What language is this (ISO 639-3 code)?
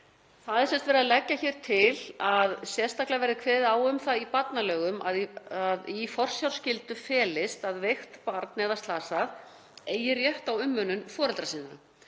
isl